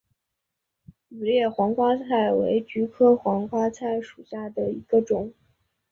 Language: Chinese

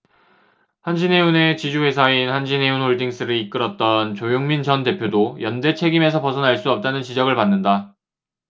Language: Korean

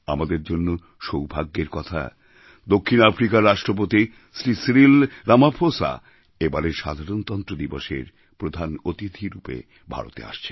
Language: Bangla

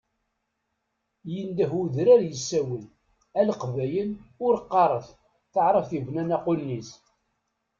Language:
Kabyle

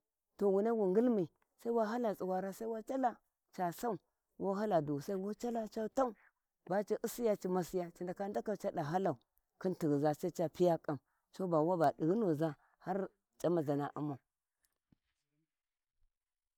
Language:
Warji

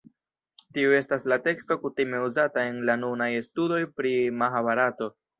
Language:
Esperanto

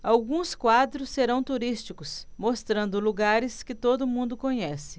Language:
Portuguese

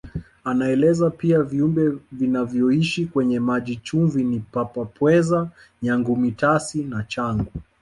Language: Swahili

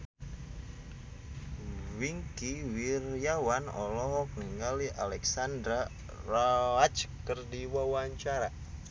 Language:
Sundanese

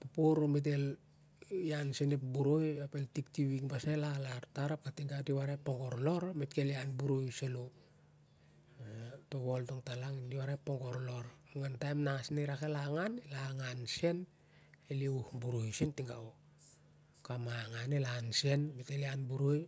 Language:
Siar-Lak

